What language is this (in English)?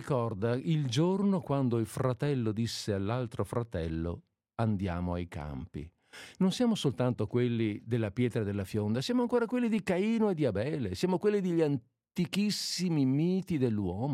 Italian